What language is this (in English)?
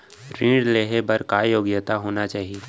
Chhattisgarhi